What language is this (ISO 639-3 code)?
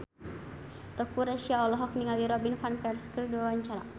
sun